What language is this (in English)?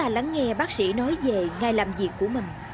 Vietnamese